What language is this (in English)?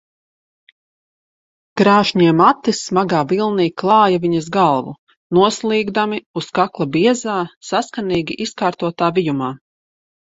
Latvian